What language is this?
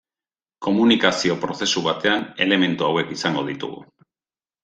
Basque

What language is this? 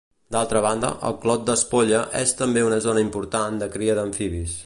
Catalan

